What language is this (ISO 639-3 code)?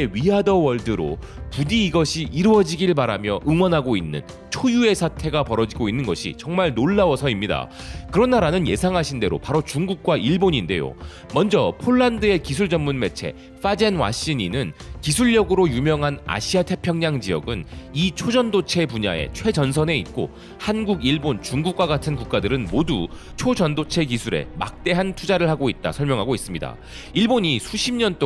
kor